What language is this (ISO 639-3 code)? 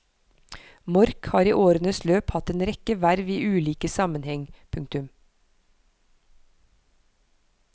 nor